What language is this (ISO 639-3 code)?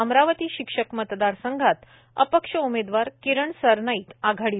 mar